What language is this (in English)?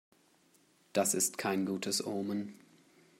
German